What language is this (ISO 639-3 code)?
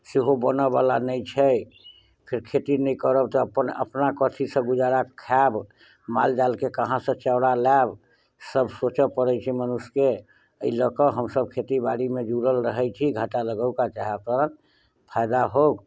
mai